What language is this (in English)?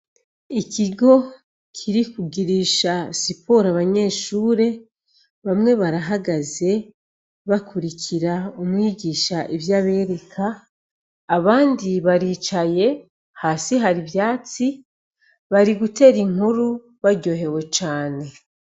Rundi